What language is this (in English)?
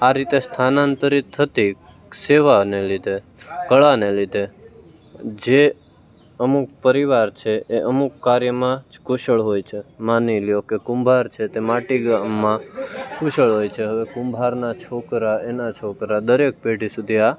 Gujarati